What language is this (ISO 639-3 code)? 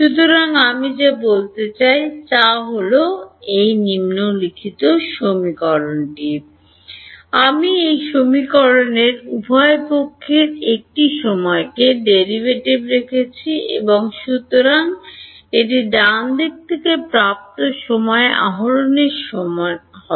ben